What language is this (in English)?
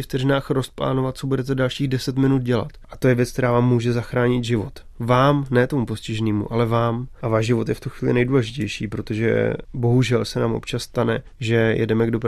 Czech